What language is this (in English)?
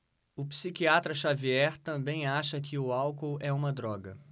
Portuguese